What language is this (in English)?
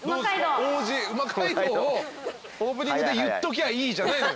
Japanese